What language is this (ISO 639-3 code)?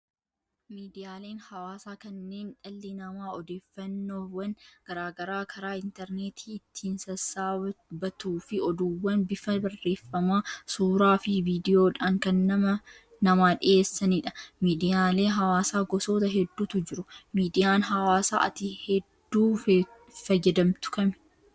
orm